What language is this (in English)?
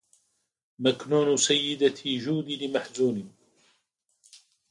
Arabic